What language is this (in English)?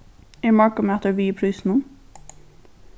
Faroese